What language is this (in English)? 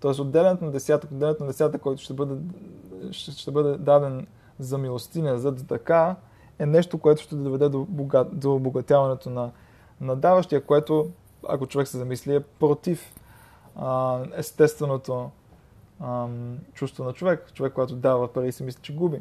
Bulgarian